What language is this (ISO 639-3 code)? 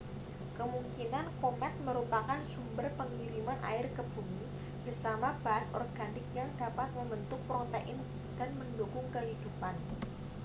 ind